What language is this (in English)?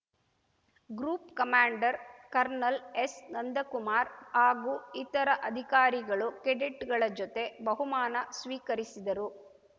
Kannada